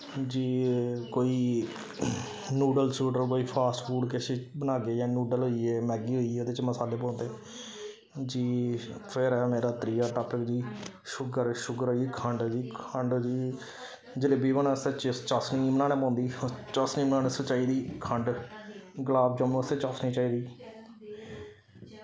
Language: Dogri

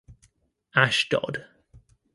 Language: English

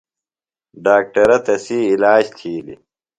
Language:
Phalura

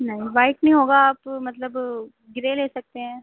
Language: Urdu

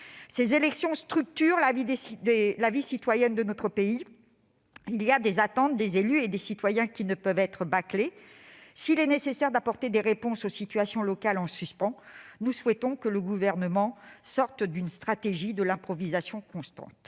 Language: French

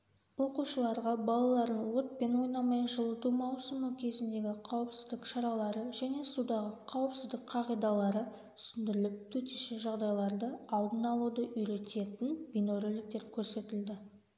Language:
Kazakh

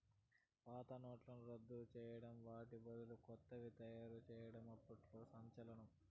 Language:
Telugu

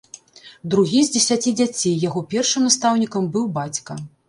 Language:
Belarusian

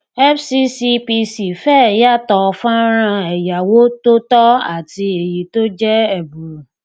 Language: Yoruba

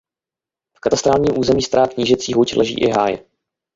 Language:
Czech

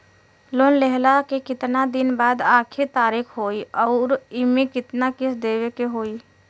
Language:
Bhojpuri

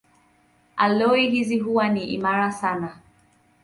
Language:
Swahili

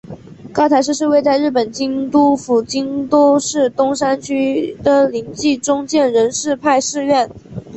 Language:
Chinese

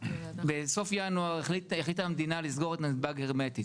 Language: Hebrew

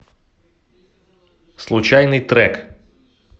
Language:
Russian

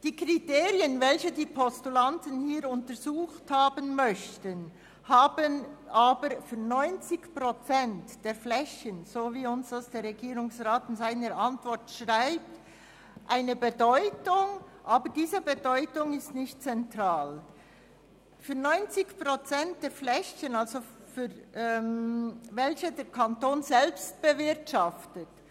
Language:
Swiss German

